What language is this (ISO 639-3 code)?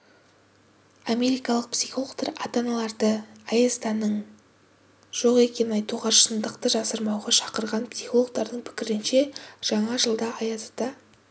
kaz